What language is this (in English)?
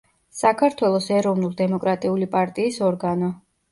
Georgian